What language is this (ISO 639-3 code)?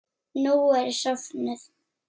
isl